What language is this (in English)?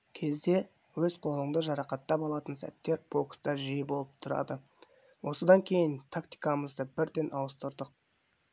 Kazakh